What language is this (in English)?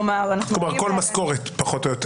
Hebrew